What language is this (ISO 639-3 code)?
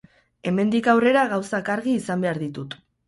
eus